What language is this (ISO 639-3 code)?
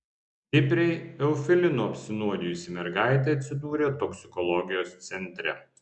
lit